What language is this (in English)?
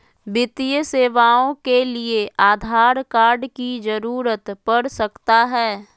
Magahi